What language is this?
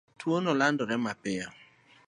Luo (Kenya and Tanzania)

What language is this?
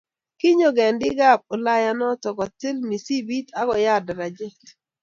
Kalenjin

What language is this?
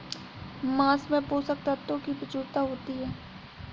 Hindi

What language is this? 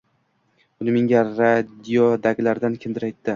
Uzbek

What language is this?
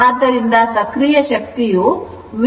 Kannada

